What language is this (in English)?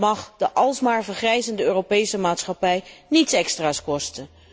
Dutch